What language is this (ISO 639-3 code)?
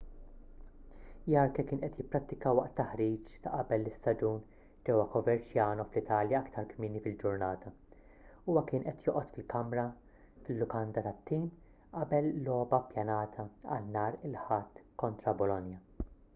mlt